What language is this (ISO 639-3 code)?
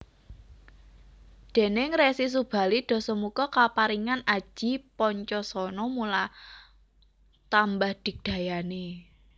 jav